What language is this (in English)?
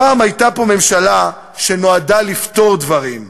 Hebrew